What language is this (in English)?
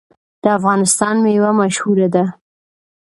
Pashto